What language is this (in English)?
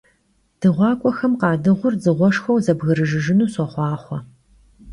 Kabardian